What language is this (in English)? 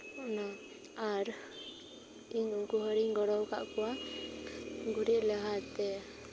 Santali